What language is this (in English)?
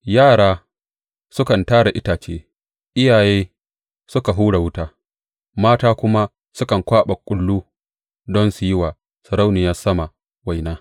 Hausa